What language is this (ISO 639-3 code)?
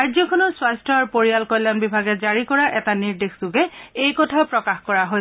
asm